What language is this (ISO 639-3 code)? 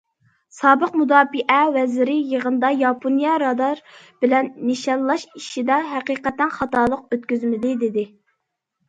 uig